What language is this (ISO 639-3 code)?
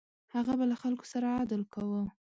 pus